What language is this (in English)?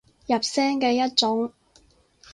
Cantonese